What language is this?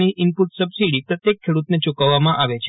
Gujarati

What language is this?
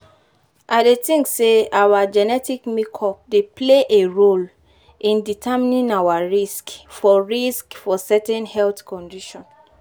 Nigerian Pidgin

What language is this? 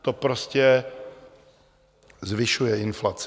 Czech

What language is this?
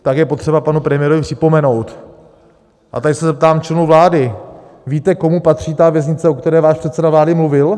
Czech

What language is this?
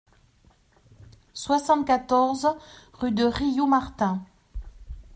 French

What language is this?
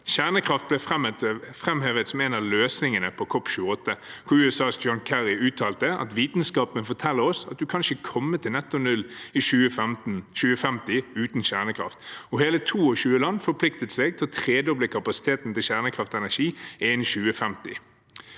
Norwegian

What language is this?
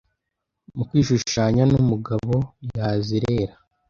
Kinyarwanda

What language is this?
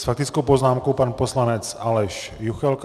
Czech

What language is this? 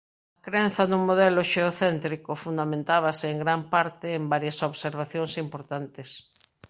Galician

